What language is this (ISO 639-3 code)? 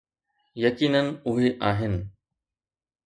snd